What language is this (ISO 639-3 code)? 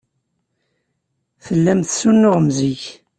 kab